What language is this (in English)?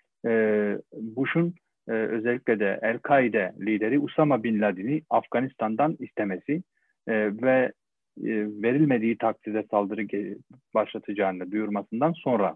Turkish